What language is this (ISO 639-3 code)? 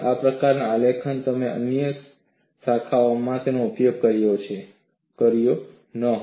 guj